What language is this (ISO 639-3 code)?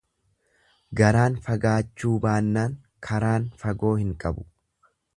orm